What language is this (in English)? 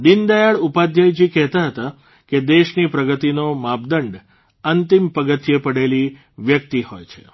Gujarati